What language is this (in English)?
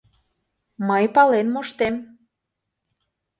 Mari